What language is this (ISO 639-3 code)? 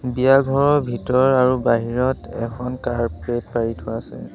asm